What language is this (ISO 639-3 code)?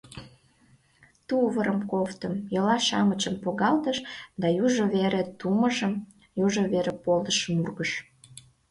chm